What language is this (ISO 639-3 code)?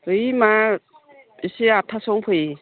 brx